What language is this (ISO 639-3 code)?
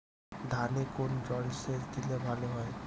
ben